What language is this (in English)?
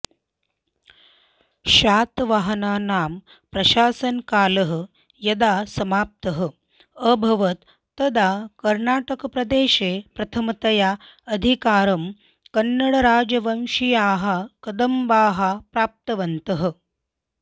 Sanskrit